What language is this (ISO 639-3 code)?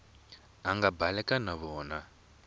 tso